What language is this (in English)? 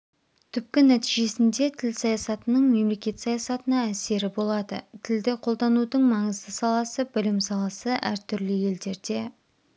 Kazakh